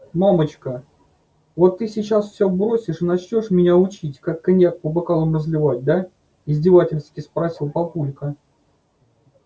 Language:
Russian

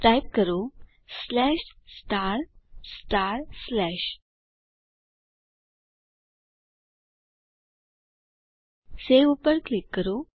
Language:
Gujarati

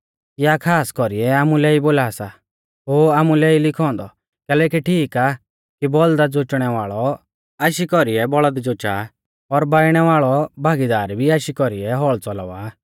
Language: Mahasu Pahari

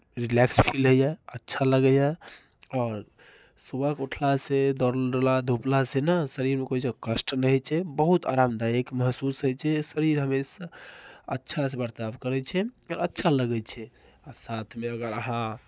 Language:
Maithili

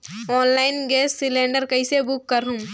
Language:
Chhattisgarhi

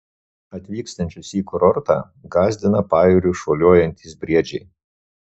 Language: Lithuanian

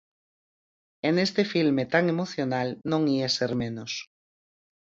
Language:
Galician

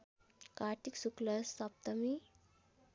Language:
Nepali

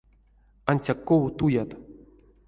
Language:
Erzya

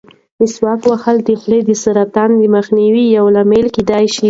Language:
Pashto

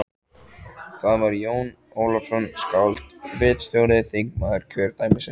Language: Icelandic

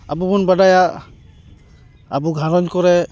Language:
Santali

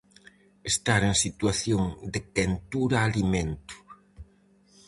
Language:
Galician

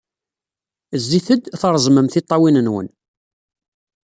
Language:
Kabyle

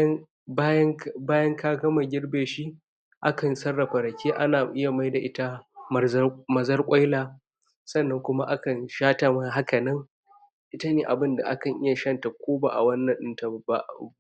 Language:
Hausa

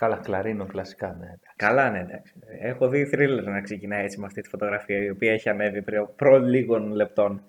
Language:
Greek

